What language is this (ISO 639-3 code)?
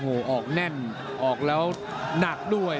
tha